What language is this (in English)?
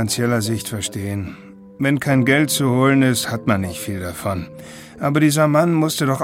German